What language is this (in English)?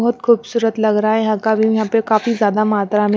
Hindi